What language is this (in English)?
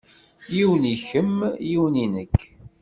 Kabyle